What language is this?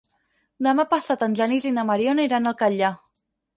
Catalan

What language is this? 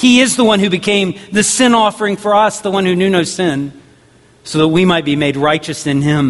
English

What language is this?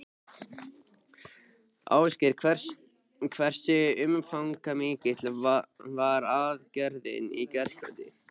Icelandic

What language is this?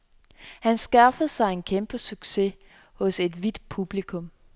Danish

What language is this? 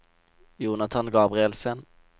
Norwegian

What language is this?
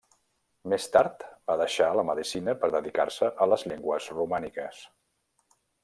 Catalan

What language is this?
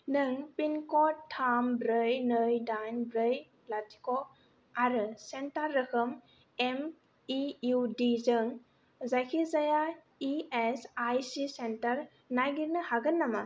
Bodo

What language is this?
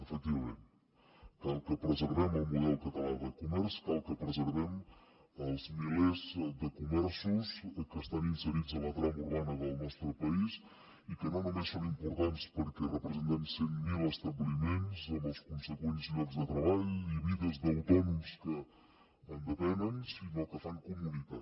Catalan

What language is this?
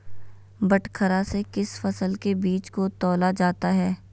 Magahi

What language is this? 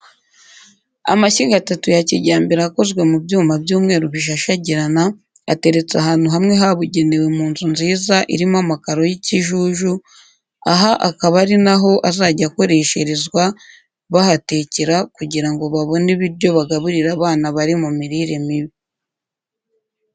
Kinyarwanda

